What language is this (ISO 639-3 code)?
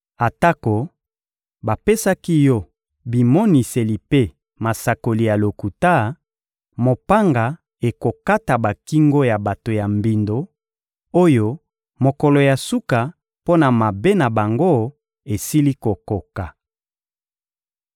lin